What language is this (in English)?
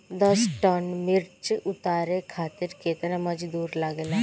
Bhojpuri